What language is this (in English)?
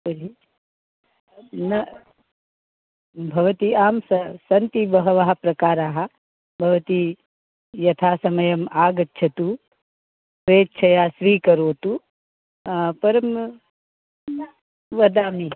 Sanskrit